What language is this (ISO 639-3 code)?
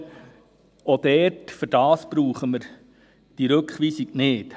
gsw